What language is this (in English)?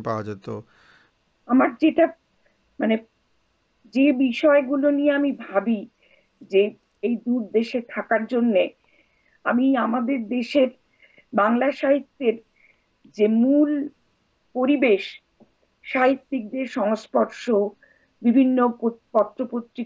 Bangla